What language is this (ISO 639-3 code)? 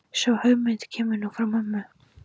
isl